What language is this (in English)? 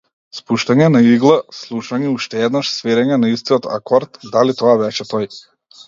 Macedonian